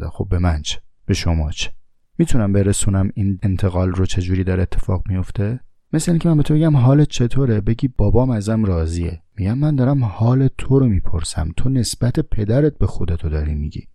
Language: Persian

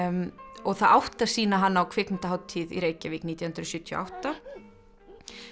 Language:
Icelandic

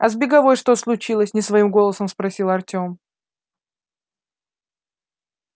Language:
Russian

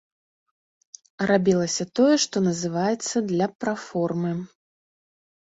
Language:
Belarusian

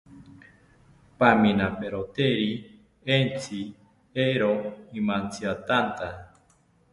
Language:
South Ucayali Ashéninka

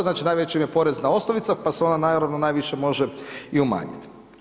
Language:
Croatian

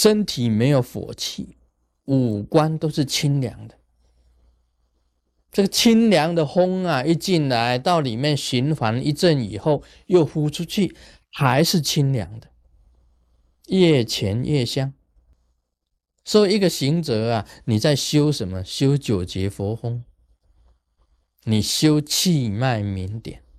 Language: Chinese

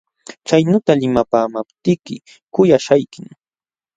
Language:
Jauja Wanca Quechua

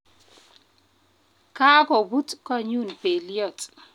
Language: Kalenjin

